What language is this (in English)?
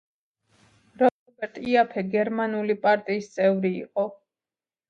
Georgian